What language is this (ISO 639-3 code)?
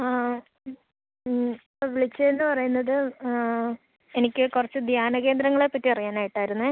mal